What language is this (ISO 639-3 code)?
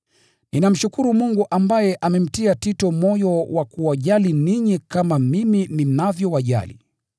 swa